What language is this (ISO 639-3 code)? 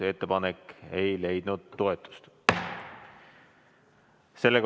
est